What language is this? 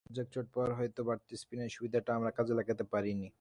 Bangla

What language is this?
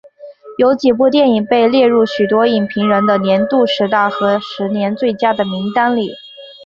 Chinese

